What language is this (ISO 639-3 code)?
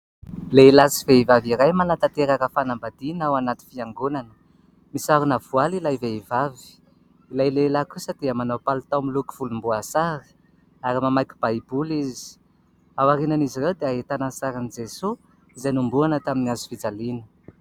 mlg